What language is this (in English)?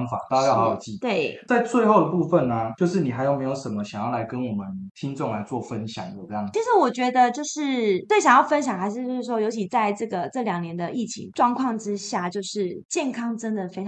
Chinese